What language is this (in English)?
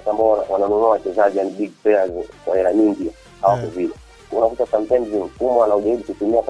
Swahili